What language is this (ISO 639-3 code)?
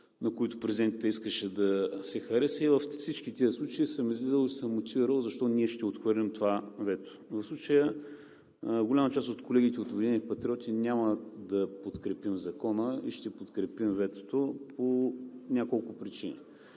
bul